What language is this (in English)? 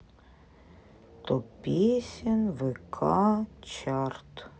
Russian